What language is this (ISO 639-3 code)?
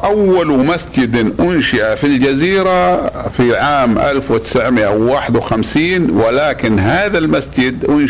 ara